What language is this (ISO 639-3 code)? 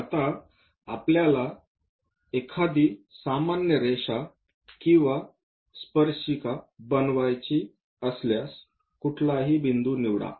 mar